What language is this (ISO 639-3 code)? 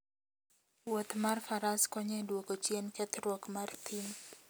luo